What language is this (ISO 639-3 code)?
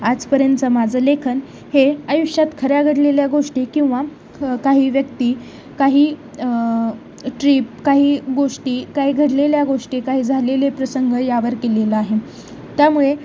mar